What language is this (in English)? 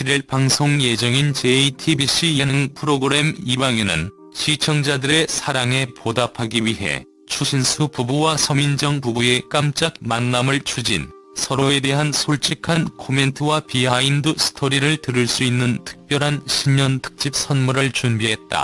Korean